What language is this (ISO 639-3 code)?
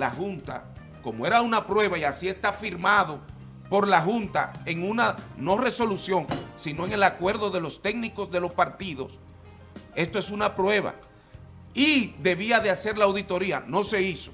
spa